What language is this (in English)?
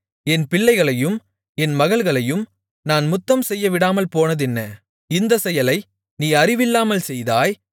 Tamil